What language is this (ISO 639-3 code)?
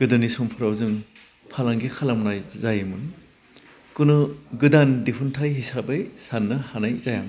brx